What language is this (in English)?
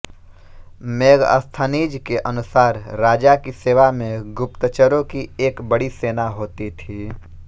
Hindi